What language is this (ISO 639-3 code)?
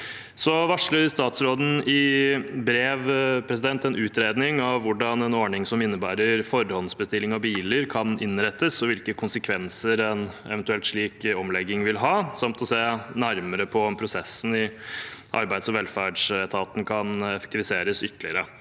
nor